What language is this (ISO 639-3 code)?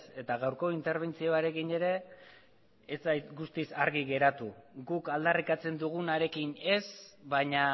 eus